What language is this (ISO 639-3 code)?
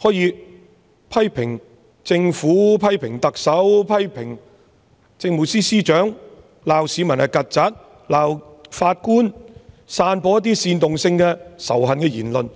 yue